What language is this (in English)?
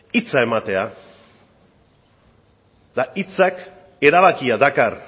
Basque